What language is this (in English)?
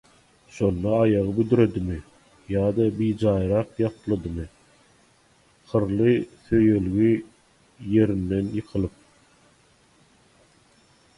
Turkmen